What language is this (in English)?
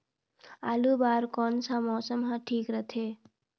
Chhattisgarhi